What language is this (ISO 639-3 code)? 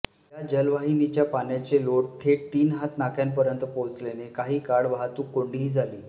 mar